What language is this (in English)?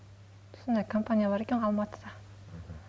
Kazakh